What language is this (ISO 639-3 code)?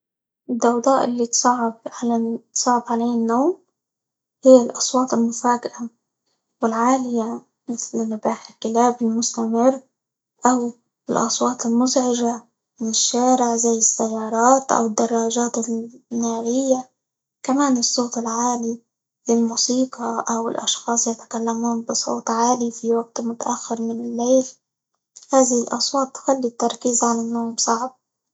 ayl